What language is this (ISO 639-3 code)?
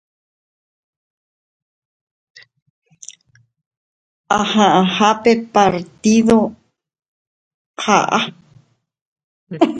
grn